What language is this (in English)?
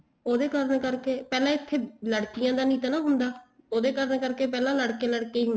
Punjabi